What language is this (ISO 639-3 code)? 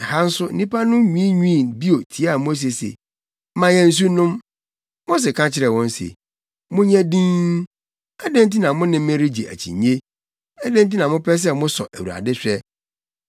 aka